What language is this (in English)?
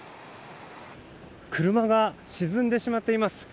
Japanese